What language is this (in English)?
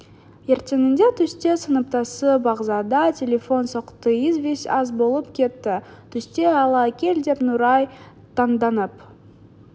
Kazakh